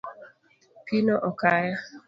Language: Luo (Kenya and Tanzania)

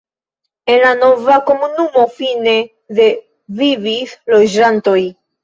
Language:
Esperanto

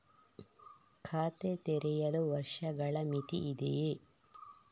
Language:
Kannada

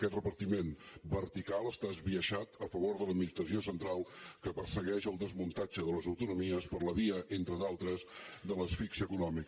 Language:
Catalan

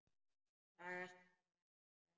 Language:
Icelandic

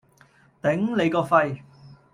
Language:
Cantonese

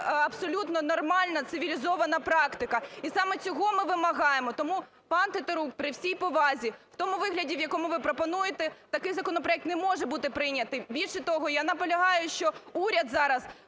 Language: Ukrainian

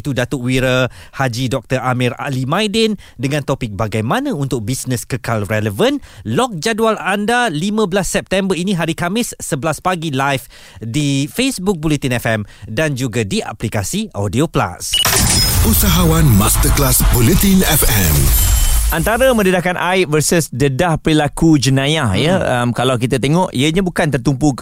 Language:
Malay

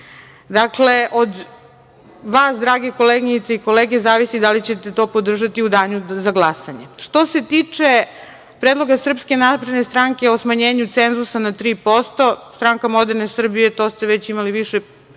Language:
Serbian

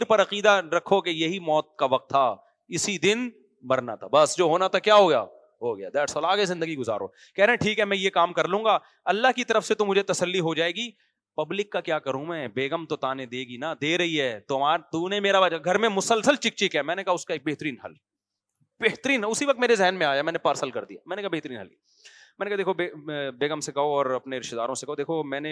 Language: Urdu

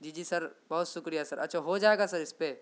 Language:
Urdu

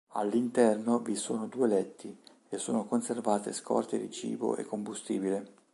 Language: Italian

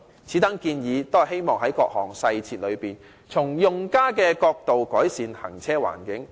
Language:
Cantonese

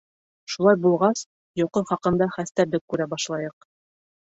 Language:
Bashkir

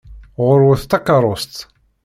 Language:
Kabyle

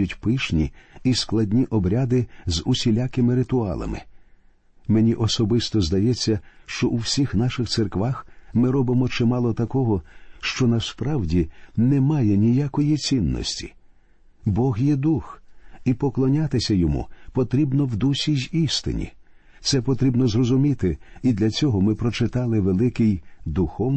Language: Ukrainian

